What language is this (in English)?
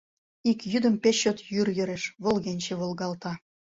Mari